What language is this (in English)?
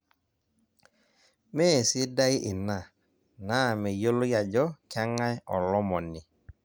Masai